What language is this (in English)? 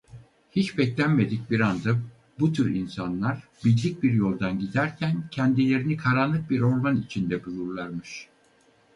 Turkish